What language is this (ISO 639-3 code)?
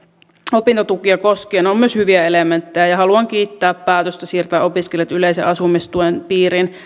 fin